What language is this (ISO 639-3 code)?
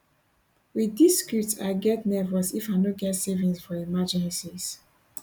pcm